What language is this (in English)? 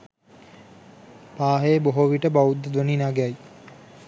Sinhala